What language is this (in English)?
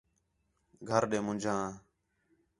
Khetrani